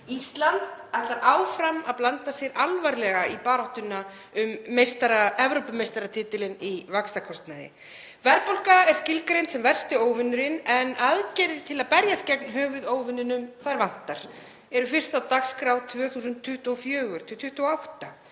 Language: Icelandic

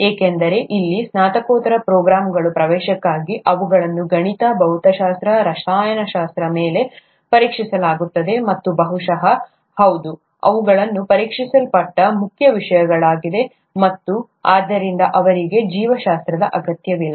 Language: Kannada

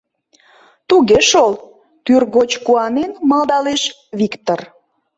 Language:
Mari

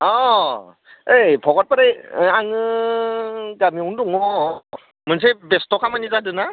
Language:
Bodo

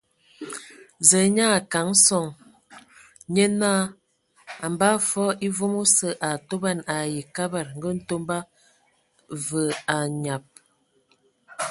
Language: Ewondo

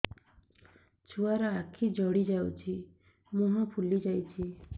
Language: Odia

